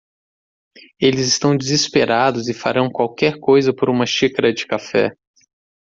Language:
Portuguese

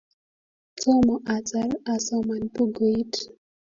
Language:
Kalenjin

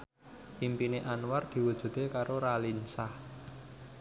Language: Javanese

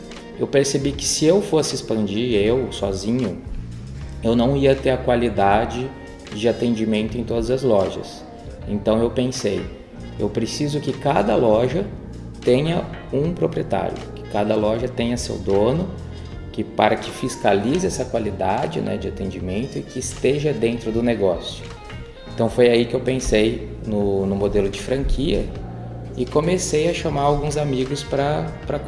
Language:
Portuguese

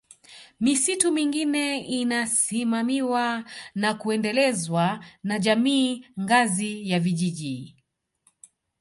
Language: Swahili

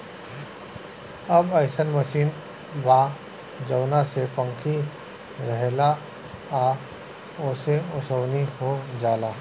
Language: Bhojpuri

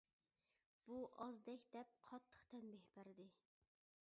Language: Uyghur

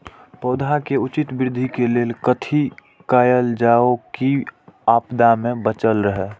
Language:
Maithili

